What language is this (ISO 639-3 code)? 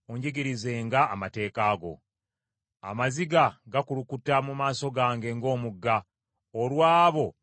lug